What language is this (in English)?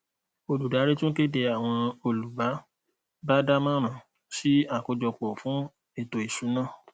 Yoruba